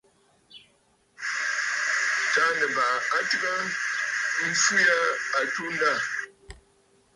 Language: Bafut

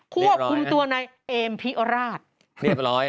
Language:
Thai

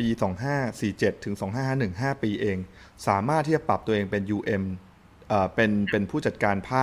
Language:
Thai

